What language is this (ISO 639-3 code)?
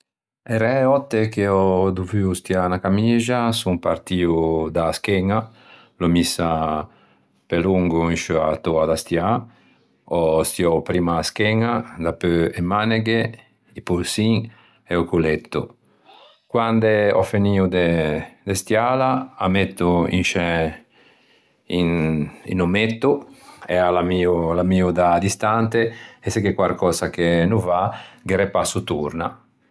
lij